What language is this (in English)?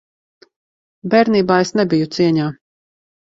Latvian